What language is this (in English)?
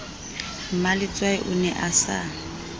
Southern Sotho